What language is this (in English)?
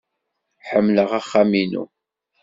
Kabyle